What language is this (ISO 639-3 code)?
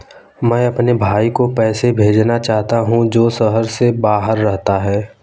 hin